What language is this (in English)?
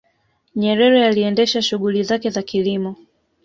Swahili